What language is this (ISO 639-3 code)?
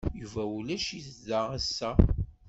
kab